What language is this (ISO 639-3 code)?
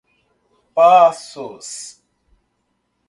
por